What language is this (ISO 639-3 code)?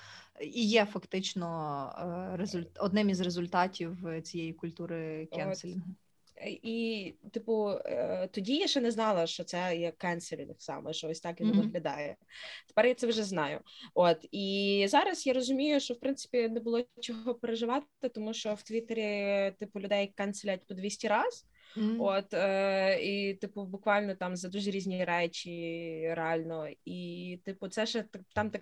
ukr